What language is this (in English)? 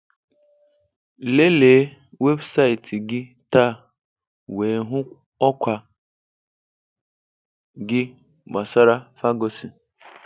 Igbo